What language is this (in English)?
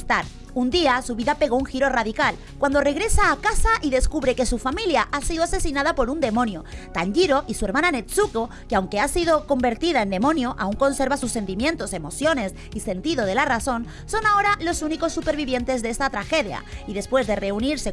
Spanish